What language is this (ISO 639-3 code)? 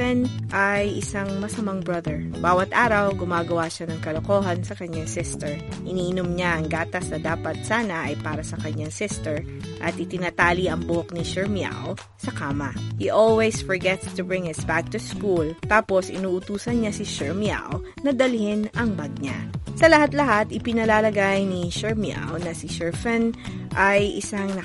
fil